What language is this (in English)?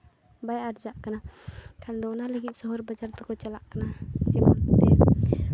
Santali